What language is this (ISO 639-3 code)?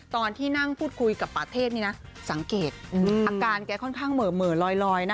tha